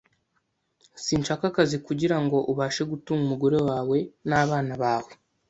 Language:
Kinyarwanda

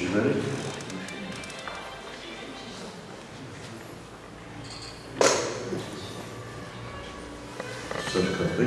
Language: Arabic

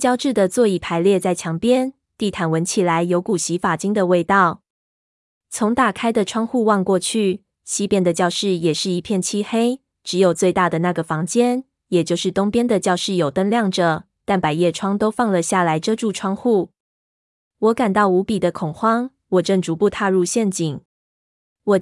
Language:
Chinese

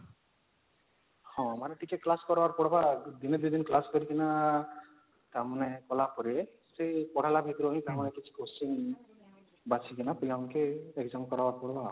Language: Odia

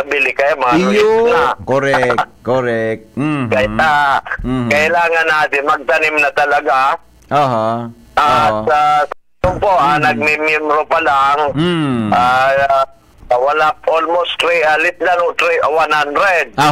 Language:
Filipino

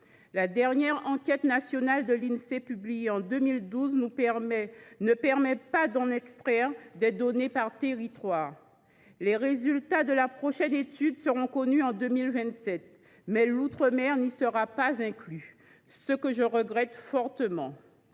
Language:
French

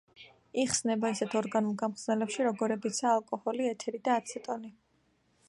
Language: Georgian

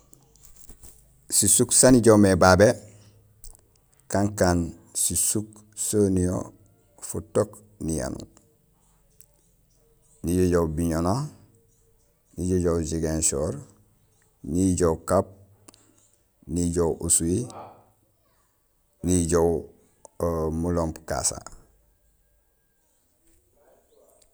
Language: Gusilay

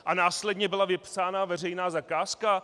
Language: Czech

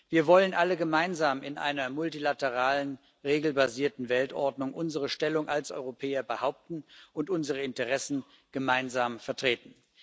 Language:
German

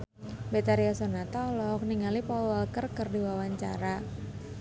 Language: Sundanese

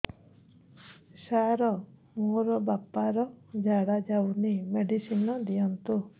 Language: Odia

